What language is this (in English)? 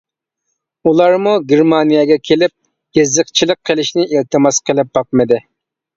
Uyghur